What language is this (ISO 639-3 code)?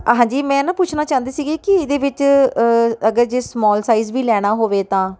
pan